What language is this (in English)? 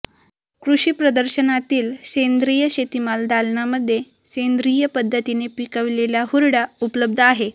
Marathi